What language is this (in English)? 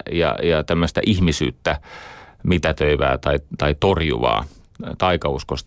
Finnish